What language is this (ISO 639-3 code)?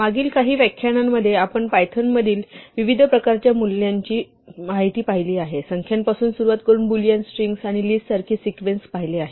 mar